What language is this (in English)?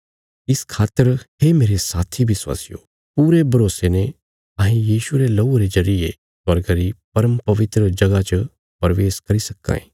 Bilaspuri